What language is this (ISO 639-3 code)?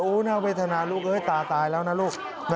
tha